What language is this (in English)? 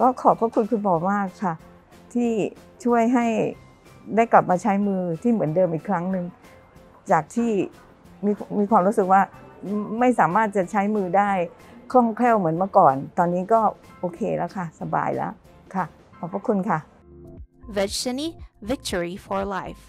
Thai